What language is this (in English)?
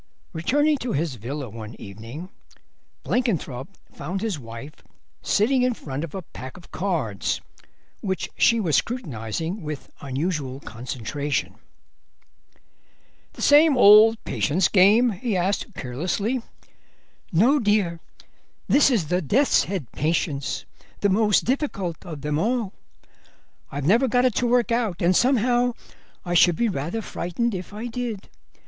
English